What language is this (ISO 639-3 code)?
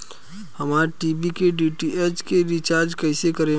bho